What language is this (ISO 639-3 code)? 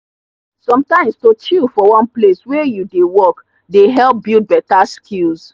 pcm